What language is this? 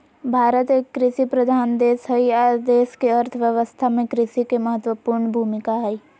Magahi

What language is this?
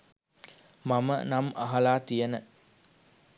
Sinhala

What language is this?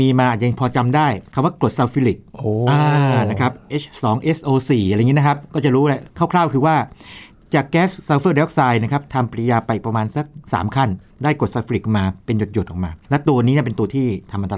Thai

